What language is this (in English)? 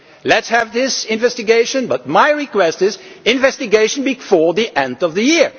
English